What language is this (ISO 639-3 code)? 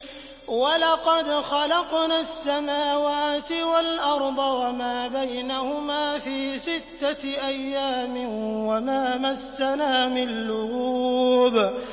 ara